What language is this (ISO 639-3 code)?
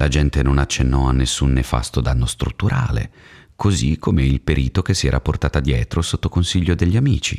ita